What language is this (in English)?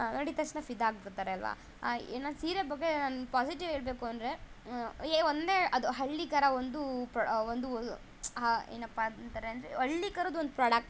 Kannada